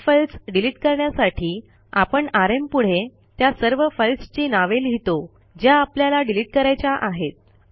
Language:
Marathi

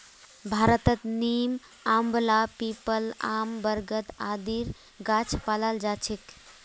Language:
Magahi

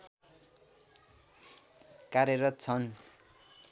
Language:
Nepali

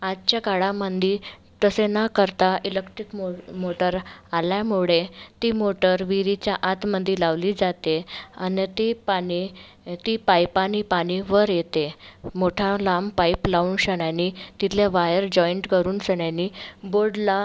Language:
Marathi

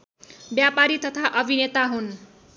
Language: Nepali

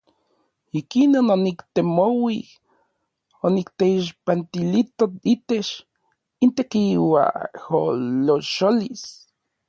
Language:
Orizaba Nahuatl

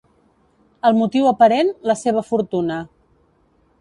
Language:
Catalan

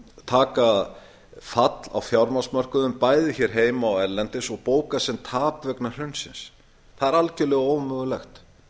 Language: Icelandic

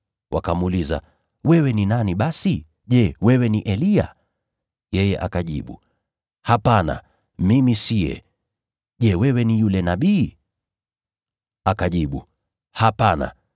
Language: Swahili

